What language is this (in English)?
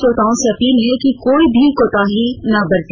Hindi